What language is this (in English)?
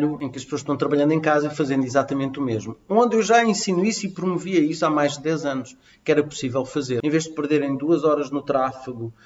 Portuguese